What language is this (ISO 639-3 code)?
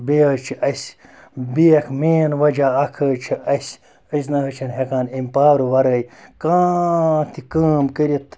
kas